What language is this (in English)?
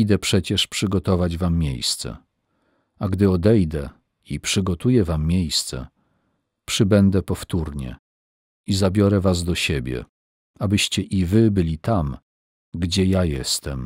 Polish